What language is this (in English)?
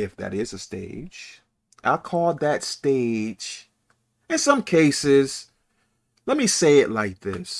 English